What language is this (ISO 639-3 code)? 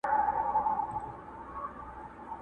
pus